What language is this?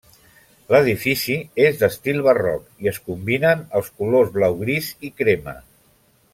Catalan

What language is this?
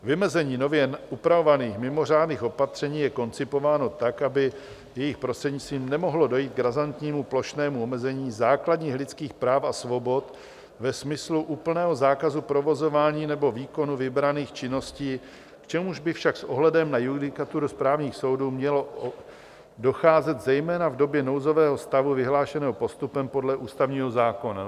Czech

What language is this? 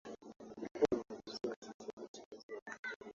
Swahili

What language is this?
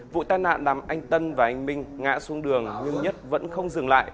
Vietnamese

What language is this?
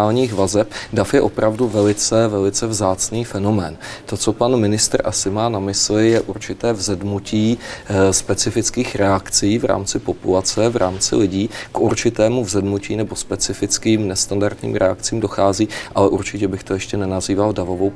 Czech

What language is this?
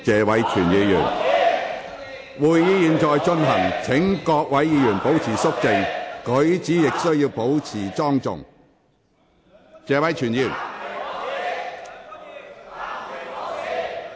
Cantonese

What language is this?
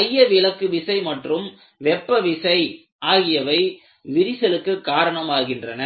Tamil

